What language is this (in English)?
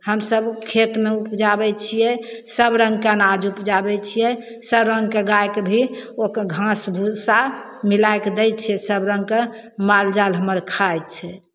Maithili